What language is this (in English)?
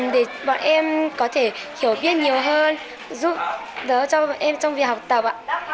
Vietnamese